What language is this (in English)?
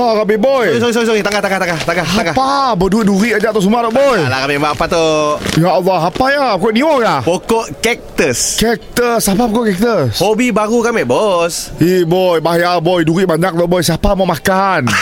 Malay